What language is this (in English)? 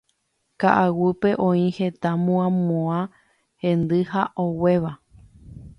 Guarani